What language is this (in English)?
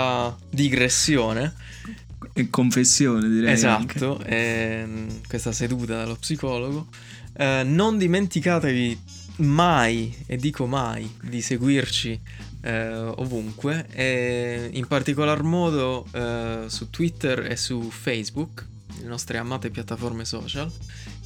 Italian